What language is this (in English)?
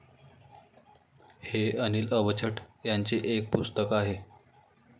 Marathi